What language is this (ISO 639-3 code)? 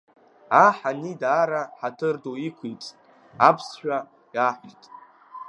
abk